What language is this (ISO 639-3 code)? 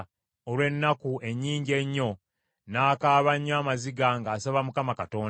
lug